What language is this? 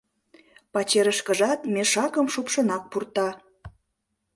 Mari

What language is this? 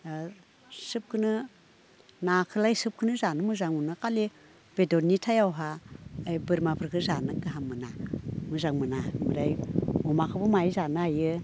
Bodo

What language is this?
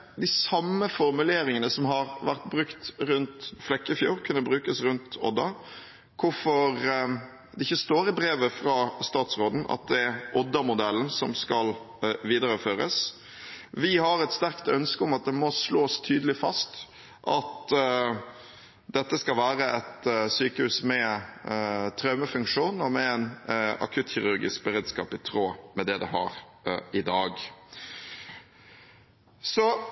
Norwegian Bokmål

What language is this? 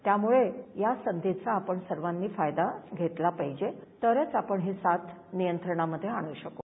Marathi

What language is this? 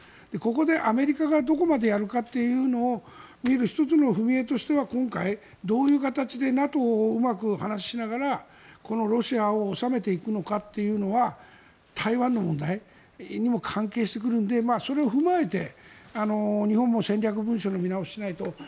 Japanese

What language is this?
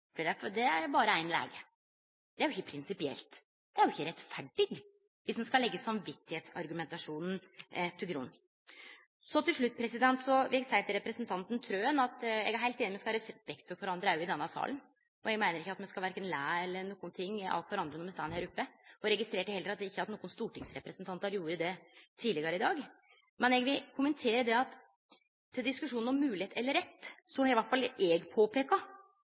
Norwegian Nynorsk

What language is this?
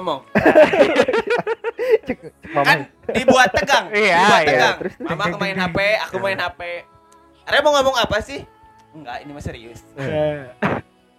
Indonesian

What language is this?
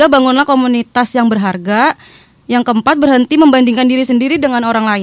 Indonesian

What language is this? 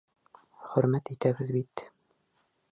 Bashkir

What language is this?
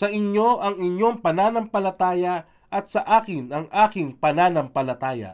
Filipino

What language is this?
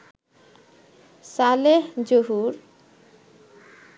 Bangla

